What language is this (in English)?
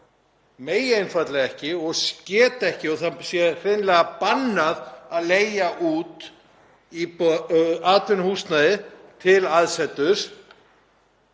Icelandic